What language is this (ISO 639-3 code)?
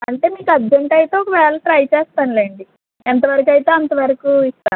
tel